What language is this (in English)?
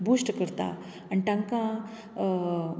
Konkani